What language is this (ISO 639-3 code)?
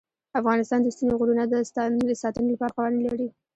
pus